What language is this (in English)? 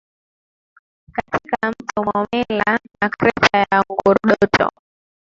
Swahili